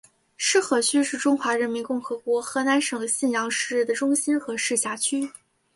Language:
Chinese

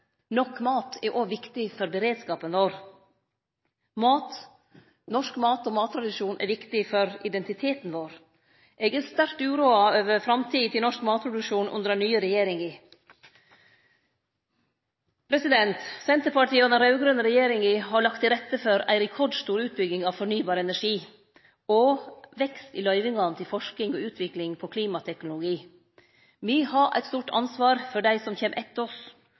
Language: Norwegian Nynorsk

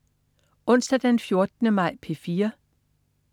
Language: Danish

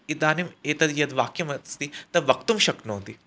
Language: Sanskrit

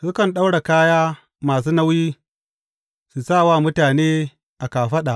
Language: Hausa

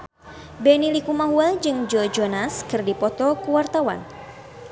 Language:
Sundanese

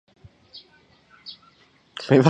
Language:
Chinese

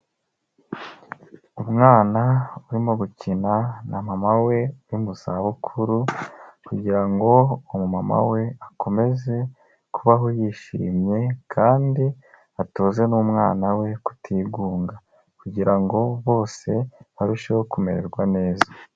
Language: Kinyarwanda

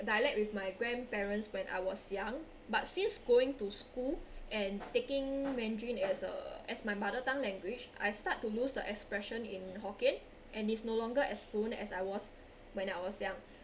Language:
English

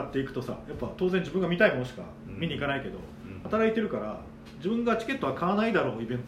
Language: Japanese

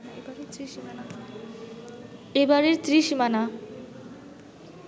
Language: Bangla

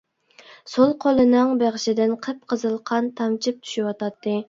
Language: Uyghur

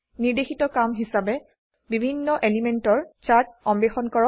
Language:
Assamese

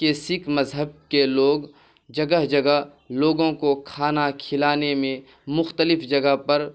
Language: Urdu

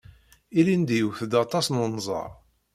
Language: Kabyle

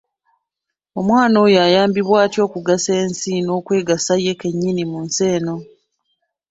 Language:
Ganda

